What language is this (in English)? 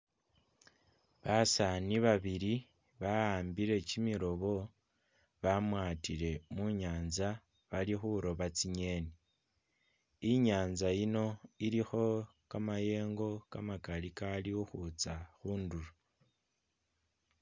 Masaaba